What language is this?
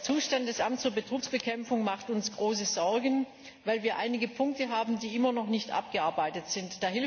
German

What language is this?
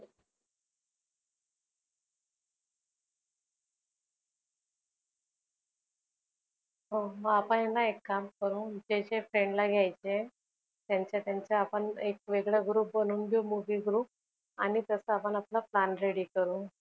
Marathi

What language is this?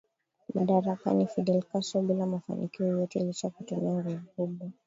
Swahili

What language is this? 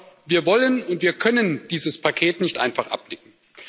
German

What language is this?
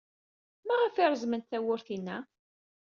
Kabyle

